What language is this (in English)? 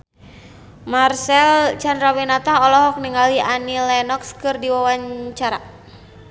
Sundanese